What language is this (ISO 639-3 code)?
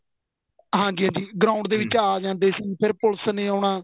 pan